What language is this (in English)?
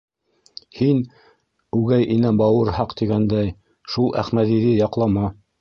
Bashkir